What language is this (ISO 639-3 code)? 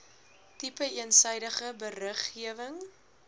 afr